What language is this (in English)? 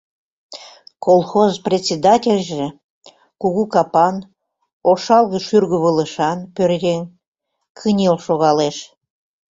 Mari